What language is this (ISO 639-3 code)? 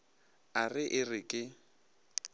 nso